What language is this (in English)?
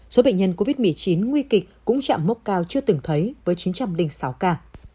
Vietnamese